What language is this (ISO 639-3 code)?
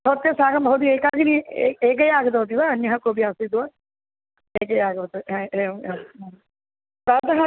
san